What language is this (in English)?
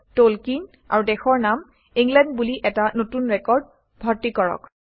Assamese